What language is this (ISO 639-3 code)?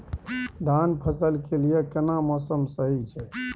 mai